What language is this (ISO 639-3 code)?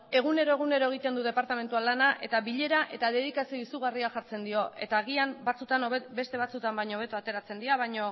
eus